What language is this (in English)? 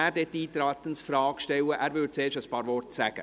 Swiss German